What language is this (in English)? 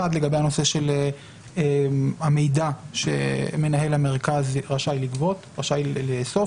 Hebrew